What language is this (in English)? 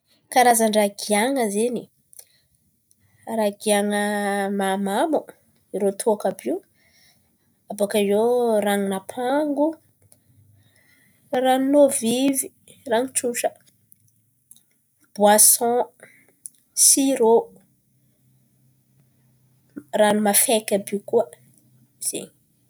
Antankarana Malagasy